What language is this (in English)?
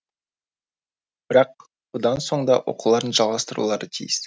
Kazakh